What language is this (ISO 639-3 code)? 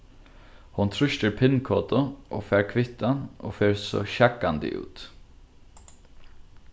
fao